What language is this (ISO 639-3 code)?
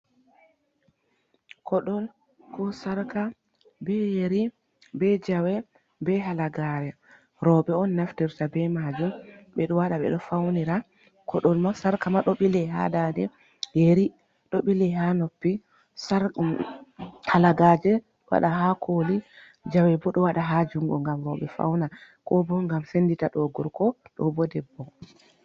ful